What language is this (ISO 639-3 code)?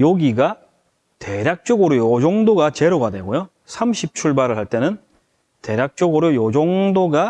kor